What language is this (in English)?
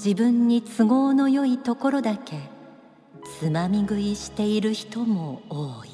Japanese